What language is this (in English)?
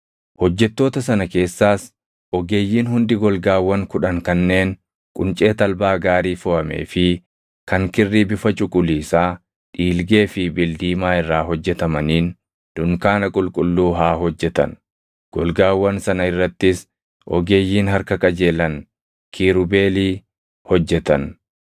Oromo